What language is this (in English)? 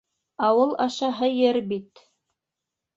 Bashkir